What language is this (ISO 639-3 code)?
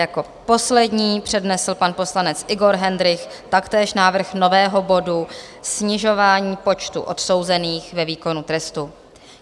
ces